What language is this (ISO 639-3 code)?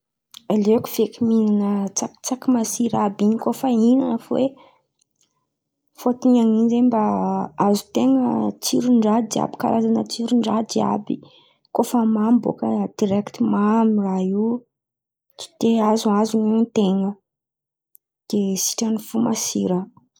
xmv